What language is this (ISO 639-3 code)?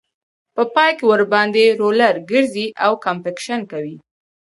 pus